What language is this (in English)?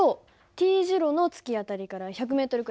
Japanese